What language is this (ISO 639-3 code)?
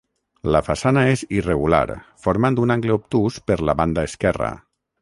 cat